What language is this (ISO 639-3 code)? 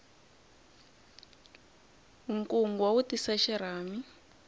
tso